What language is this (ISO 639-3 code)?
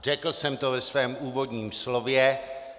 ces